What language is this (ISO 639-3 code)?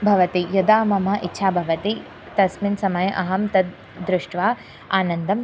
san